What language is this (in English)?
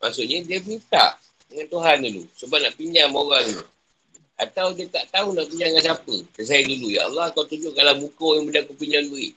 Malay